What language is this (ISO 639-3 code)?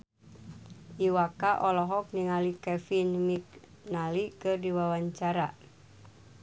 sun